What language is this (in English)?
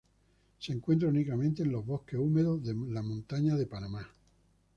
Spanish